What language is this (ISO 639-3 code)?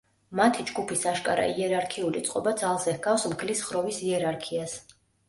kat